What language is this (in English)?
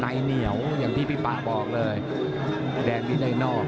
Thai